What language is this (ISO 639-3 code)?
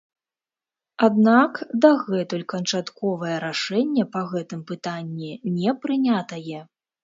bel